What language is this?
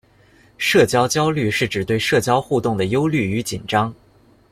Chinese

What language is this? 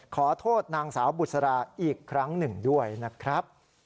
Thai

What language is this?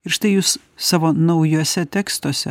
Lithuanian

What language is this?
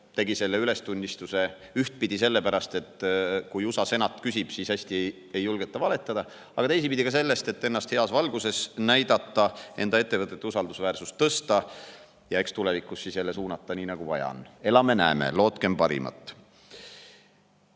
Estonian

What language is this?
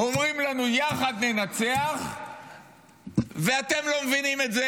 Hebrew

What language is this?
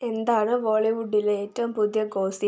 Malayalam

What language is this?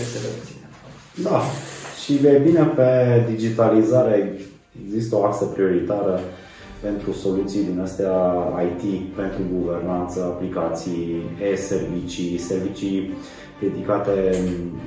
Romanian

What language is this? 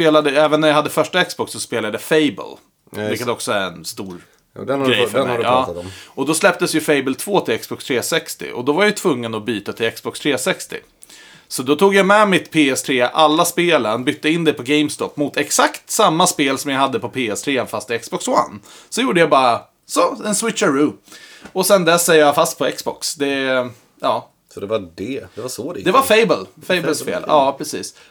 Swedish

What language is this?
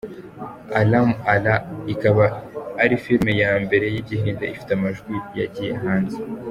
Kinyarwanda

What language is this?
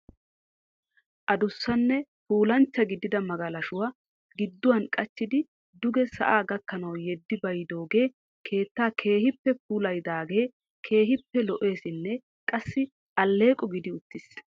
Wolaytta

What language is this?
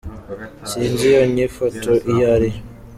Kinyarwanda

